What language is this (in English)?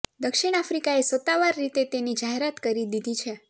Gujarati